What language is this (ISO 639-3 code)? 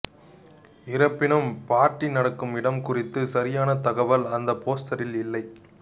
tam